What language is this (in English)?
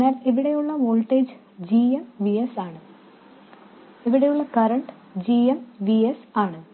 Malayalam